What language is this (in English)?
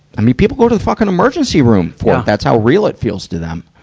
English